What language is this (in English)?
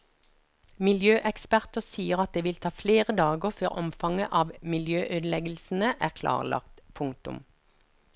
Norwegian